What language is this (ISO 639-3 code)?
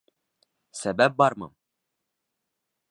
bak